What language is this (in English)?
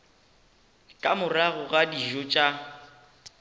Northern Sotho